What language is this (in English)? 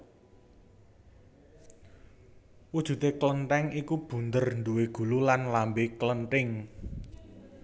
Javanese